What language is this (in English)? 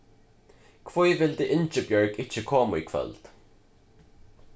Faroese